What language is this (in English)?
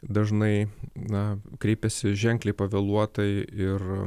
Lithuanian